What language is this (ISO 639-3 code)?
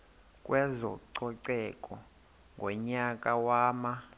xho